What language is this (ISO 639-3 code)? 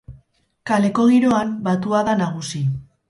eus